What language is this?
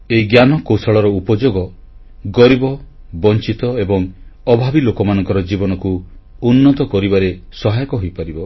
Odia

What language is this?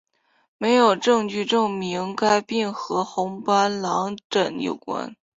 Chinese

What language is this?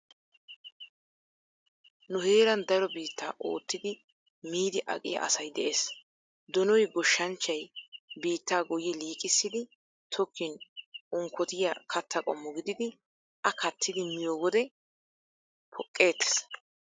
Wolaytta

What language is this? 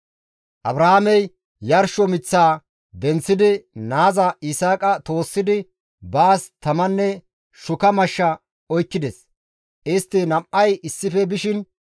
Gamo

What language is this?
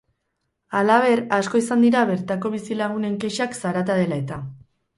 Basque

